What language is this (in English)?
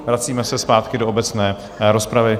Czech